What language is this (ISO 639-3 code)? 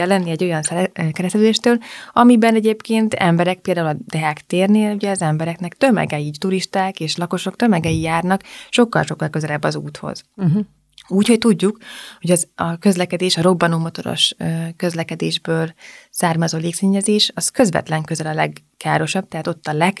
hun